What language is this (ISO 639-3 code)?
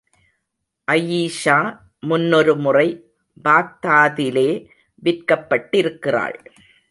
tam